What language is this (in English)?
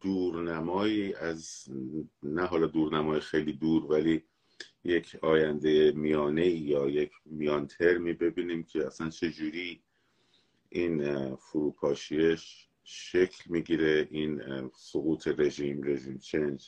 Persian